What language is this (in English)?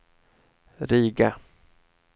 Swedish